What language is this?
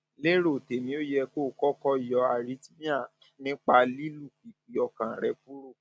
Yoruba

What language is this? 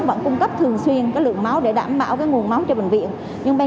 Vietnamese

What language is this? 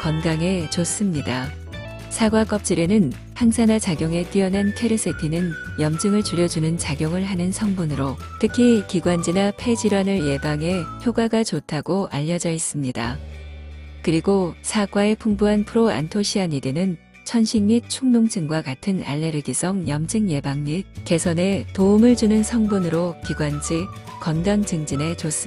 Korean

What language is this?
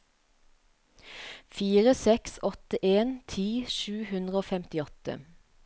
Norwegian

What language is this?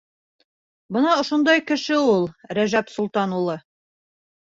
Bashkir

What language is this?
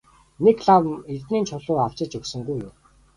Mongolian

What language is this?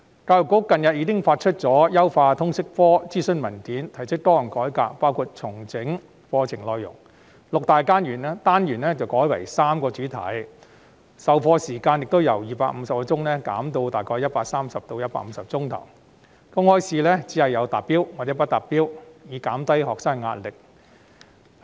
Cantonese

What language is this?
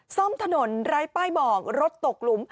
Thai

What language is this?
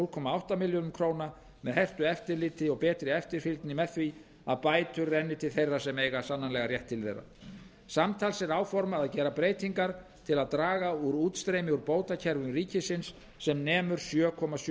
Icelandic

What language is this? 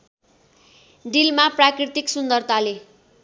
Nepali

